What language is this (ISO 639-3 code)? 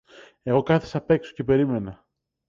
ell